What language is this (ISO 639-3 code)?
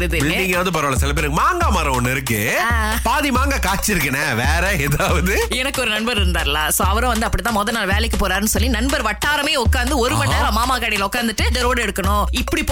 tam